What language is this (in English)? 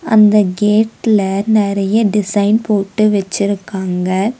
Tamil